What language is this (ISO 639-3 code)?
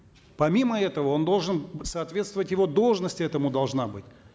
kaz